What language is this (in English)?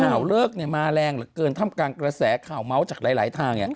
Thai